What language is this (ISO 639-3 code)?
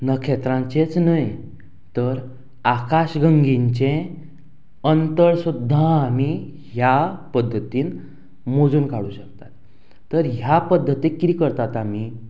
kok